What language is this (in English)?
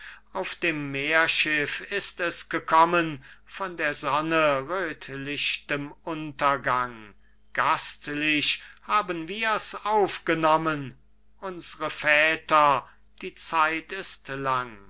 German